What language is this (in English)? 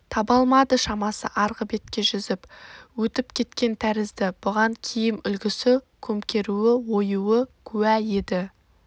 Kazakh